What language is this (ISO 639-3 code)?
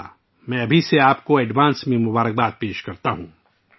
urd